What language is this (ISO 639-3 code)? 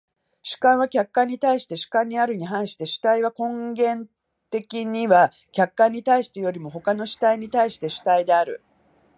jpn